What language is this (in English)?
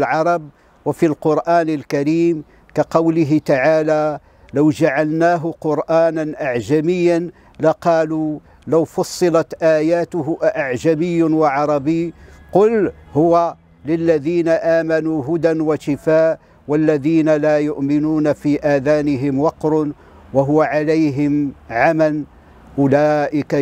Arabic